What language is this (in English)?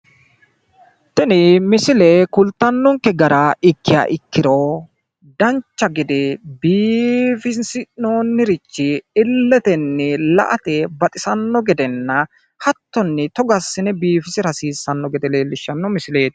Sidamo